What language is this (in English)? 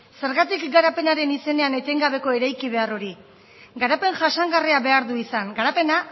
Basque